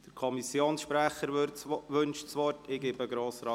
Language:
Swiss German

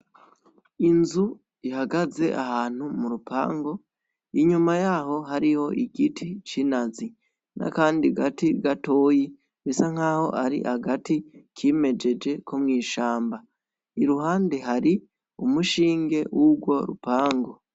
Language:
Rundi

